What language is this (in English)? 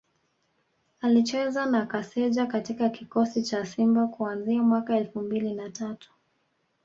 Swahili